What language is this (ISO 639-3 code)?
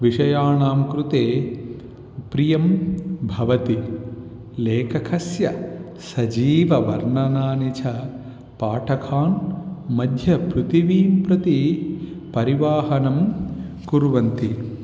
san